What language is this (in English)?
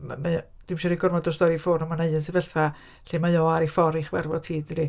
Welsh